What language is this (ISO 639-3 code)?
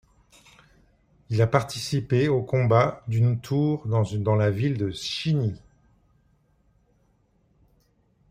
fra